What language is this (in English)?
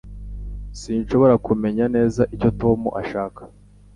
Kinyarwanda